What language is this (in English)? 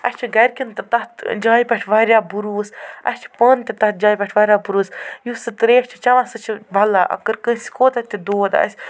Kashmiri